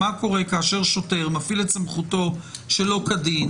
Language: Hebrew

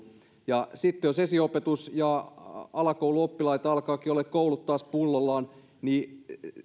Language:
Finnish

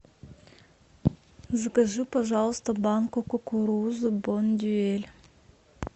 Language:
Russian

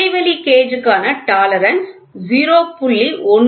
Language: Tamil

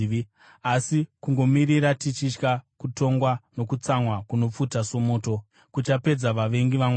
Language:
Shona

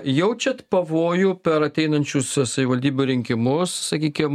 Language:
Lithuanian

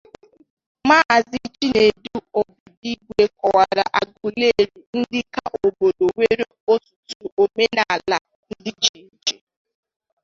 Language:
Igbo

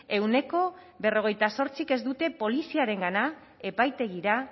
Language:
Basque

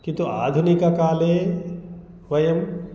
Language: Sanskrit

